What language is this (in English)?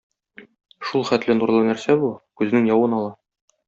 Tatar